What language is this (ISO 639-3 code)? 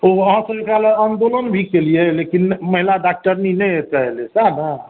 mai